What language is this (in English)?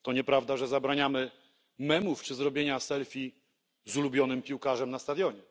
Polish